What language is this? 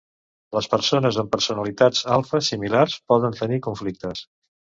Catalan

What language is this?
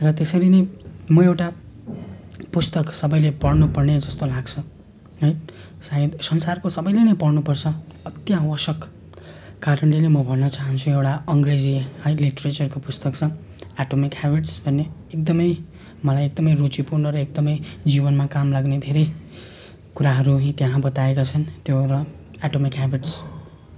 Nepali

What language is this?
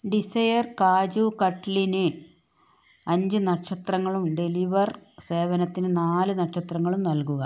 Malayalam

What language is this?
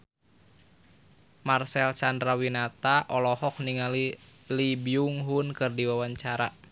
Sundanese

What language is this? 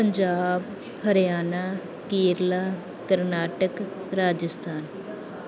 Punjabi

